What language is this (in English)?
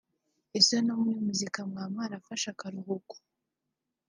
Kinyarwanda